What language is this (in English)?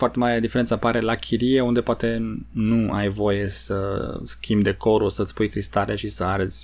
Romanian